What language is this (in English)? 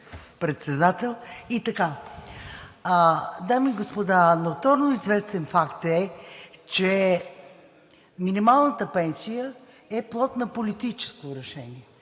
Bulgarian